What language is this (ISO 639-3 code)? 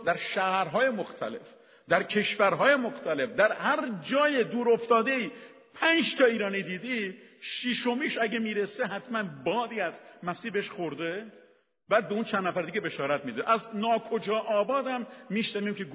fas